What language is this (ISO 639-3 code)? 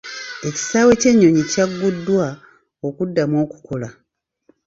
lug